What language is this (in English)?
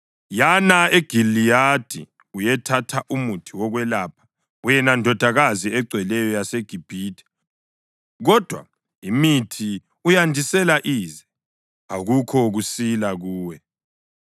North Ndebele